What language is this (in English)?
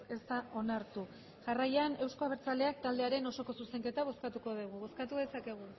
Basque